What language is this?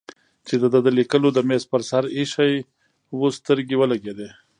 Pashto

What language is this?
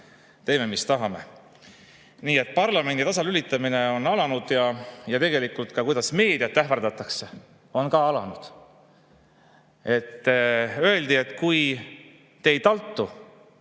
Estonian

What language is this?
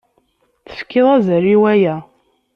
Kabyle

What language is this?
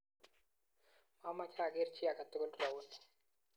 Kalenjin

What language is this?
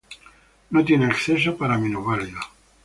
Spanish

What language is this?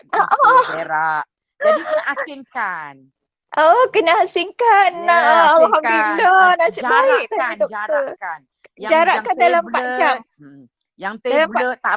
Malay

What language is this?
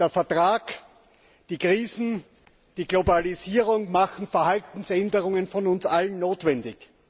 German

